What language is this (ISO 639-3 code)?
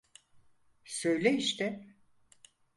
tur